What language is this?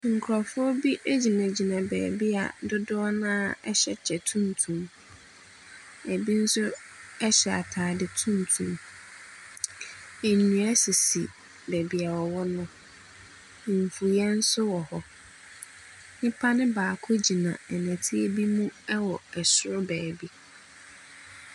Akan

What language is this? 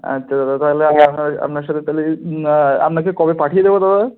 Bangla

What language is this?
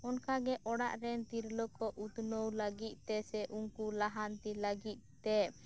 Santali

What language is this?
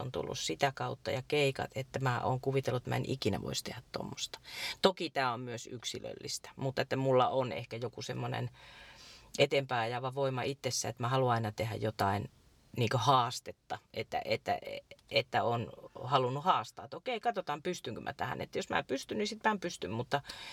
Finnish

